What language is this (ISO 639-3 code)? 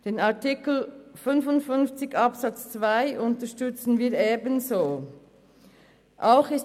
gsw